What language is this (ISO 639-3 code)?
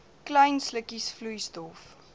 afr